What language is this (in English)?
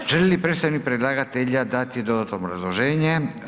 Croatian